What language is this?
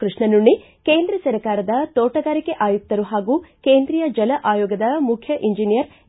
Kannada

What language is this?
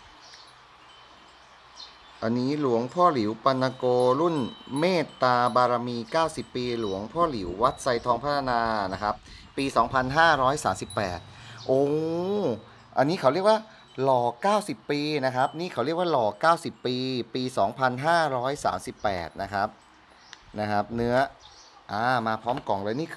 Thai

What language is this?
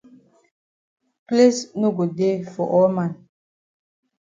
Cameroon Pidgin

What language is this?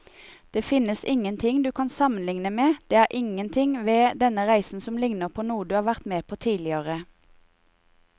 Norwegian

